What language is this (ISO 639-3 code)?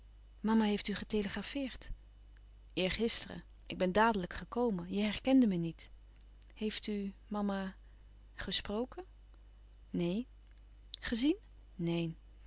nld